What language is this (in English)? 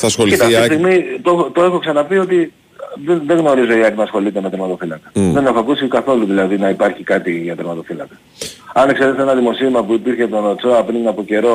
Greek